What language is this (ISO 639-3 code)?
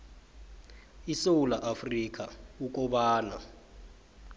nbl